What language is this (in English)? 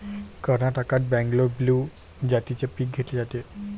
Marathi